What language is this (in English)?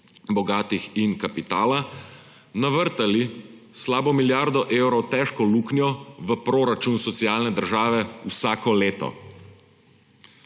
Slovenian